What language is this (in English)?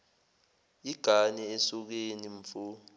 Zulu